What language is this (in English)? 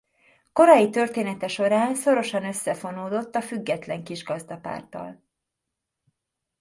Hungarian